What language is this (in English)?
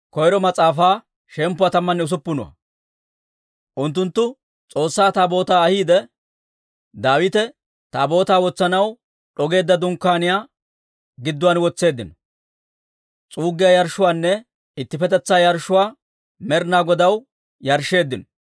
Dawro